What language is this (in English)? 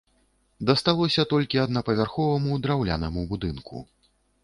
Belarusian